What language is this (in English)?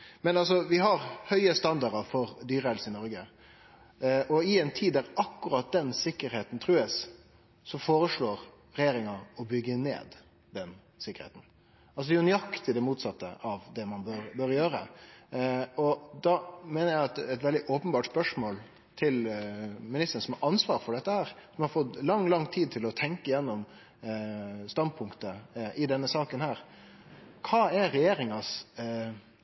Norwegian Nynorsk